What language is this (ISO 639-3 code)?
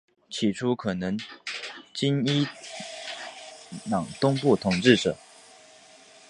zho